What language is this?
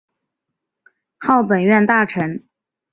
Chinese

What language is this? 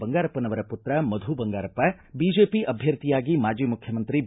Kannada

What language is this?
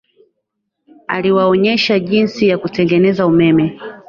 Swahili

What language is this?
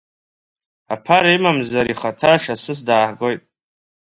Abkhazian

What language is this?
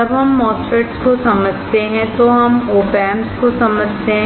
Hindi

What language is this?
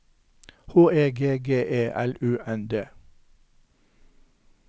Norwegian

